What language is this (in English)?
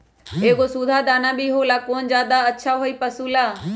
Magahi